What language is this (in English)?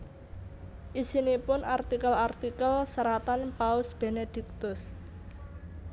Javanese